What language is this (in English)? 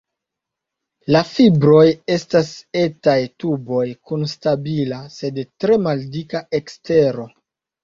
Esperanto